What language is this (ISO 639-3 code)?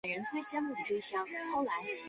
zho